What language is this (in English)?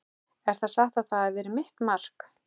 Icelandic